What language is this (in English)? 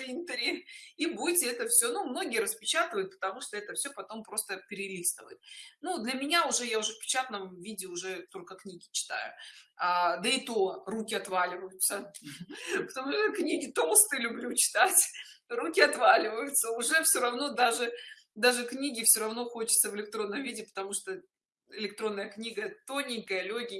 Russian